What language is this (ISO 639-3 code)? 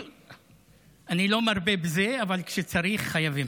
heb